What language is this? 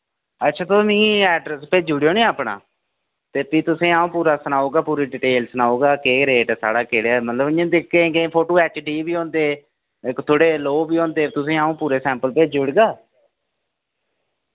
Dogri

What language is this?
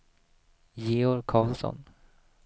Swedish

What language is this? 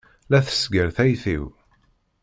Kabyle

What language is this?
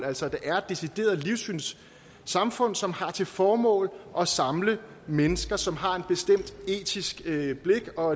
Danish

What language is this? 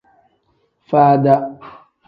Tem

